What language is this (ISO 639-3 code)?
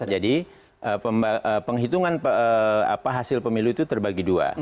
ind